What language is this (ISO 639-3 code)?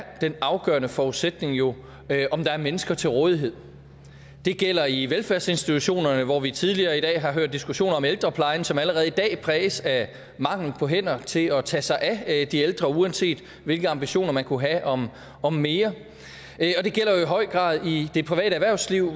dan